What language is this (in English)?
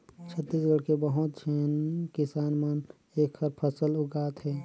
Chhattisgarhi